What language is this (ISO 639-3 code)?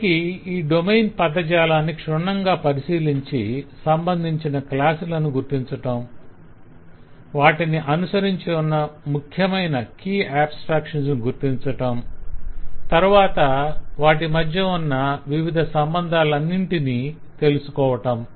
tel